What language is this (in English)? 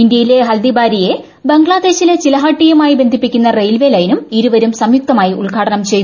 Malayalam